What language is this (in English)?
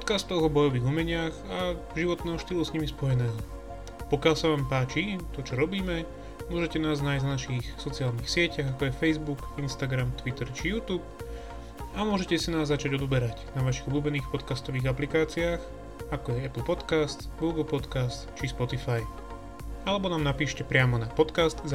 Slovak